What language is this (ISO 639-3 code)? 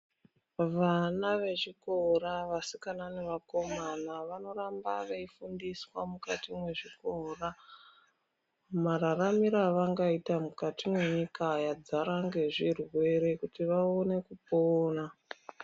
ndc